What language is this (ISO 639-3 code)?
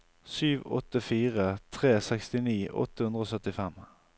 nor